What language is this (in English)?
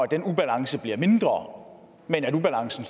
Danish